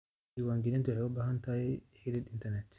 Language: Somali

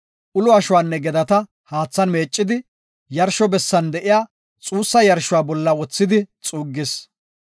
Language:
Gofa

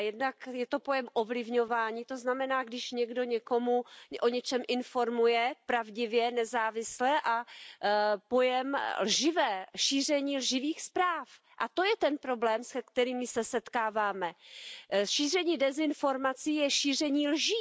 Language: Czech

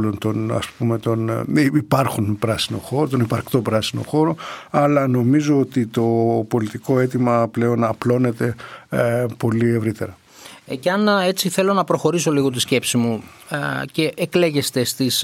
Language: Greek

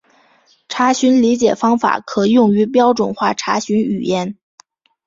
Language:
Chinese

